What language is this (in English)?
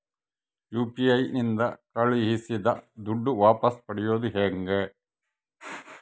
Kannada